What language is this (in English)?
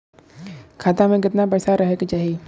Bhojpuri